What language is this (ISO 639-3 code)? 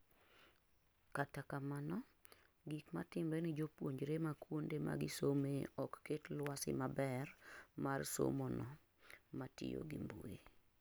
luo